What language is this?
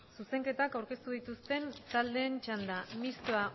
Basque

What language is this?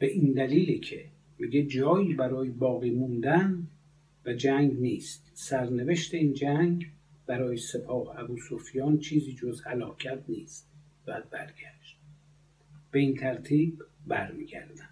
Persian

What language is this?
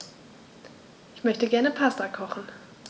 German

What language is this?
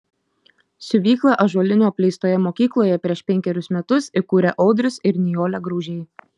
Lithuanian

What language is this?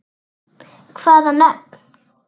Icelandic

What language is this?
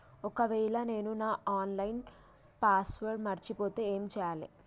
Telugu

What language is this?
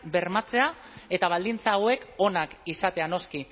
Basque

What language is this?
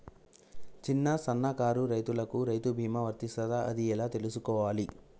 Telugu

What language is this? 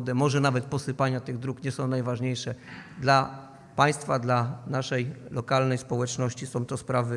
Polish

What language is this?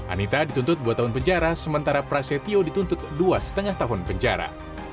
Indonesian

